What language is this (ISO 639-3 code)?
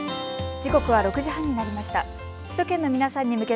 jpn